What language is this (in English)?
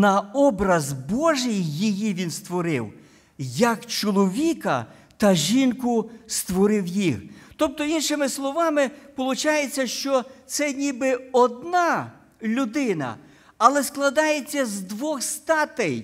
Ukrainian